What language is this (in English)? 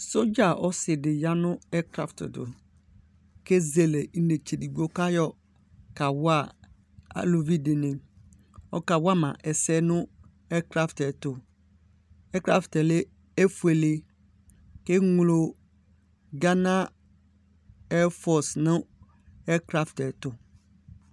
Ikposo